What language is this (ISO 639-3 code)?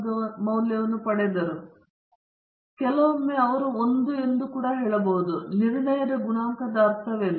kan